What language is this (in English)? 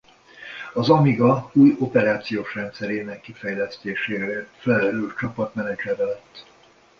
Hungarian